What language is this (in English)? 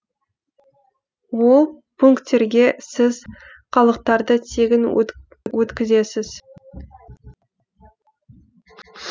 Kazakh